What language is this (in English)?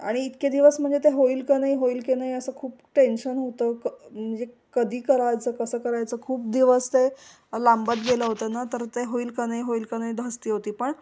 Marathi